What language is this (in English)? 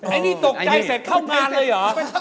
Thai